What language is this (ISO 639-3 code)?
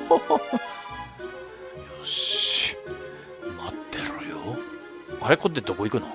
jpn